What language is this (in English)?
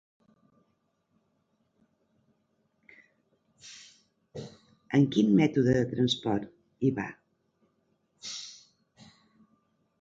Catalan